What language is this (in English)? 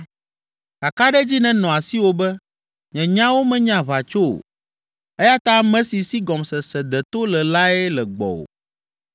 Ewe